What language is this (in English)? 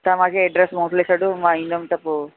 Sindhi